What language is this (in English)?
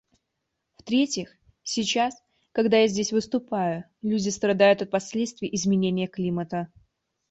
Russian